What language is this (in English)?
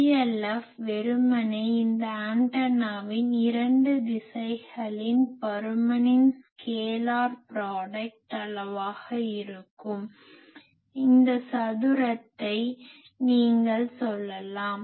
Tamil